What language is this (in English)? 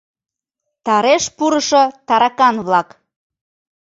Mari